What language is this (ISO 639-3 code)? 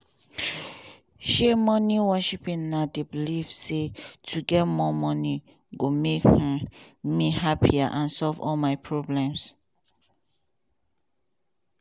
pcm